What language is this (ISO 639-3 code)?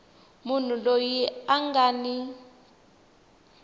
tso